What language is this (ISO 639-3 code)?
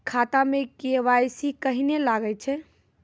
mai